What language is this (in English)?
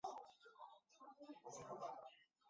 Chinese